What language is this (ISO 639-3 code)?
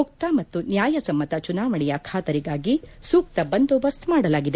kan